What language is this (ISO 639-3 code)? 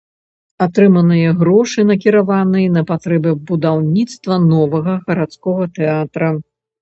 bel